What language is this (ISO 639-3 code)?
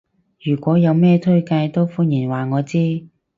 yue